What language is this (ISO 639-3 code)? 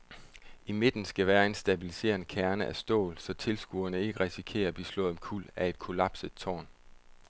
dan